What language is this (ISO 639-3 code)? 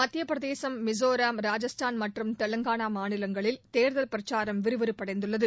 tam